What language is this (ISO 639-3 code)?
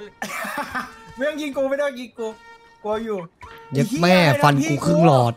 tha